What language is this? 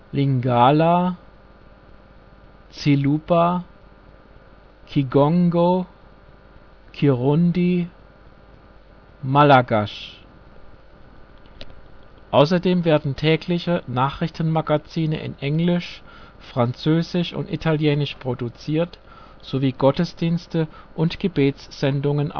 German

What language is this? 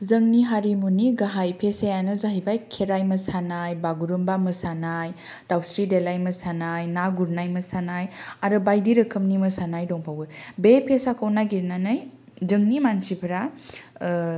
Bodo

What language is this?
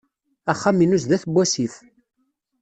Kabyle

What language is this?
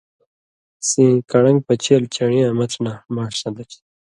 Indus Kohistani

